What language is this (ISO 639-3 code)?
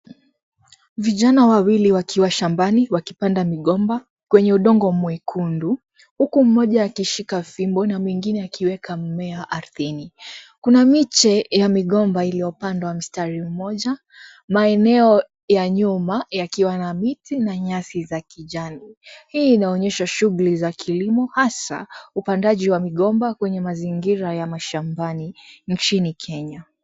swa